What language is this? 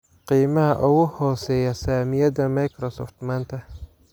Somali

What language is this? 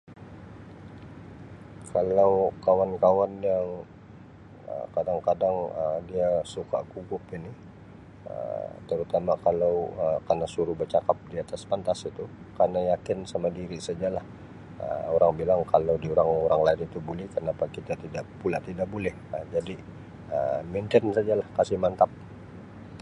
Sabah Malay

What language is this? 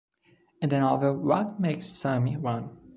English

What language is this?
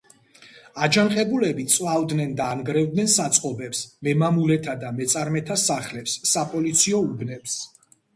Georgian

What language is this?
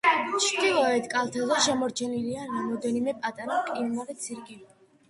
Georgian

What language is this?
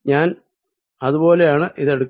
Malayalam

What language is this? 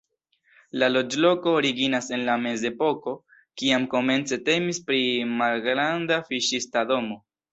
Esperanto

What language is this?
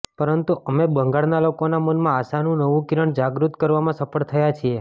Gujarati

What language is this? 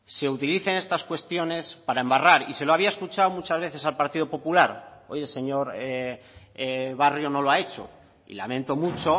Spanish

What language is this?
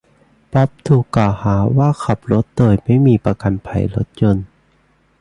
Thai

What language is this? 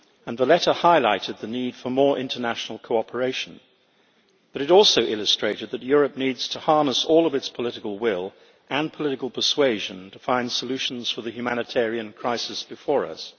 English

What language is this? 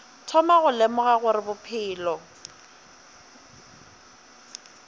Northern Sotho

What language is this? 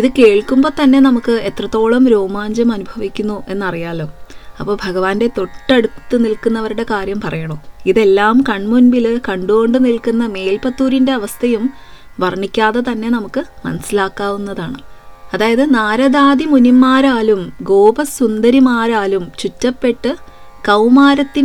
Malayalam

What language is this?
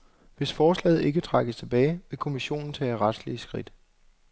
Danish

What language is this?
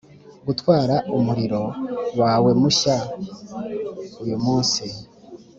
Kinyarwanda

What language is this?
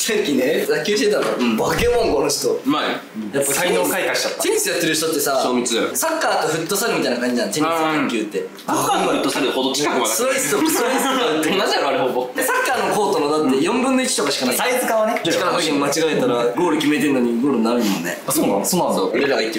Japanese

